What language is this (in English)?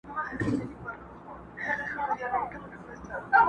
Pashto